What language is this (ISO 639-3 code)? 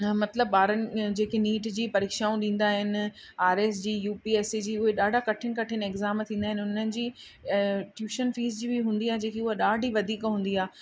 snd